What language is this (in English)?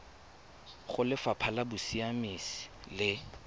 Tswana